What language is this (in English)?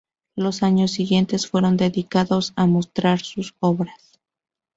Spanish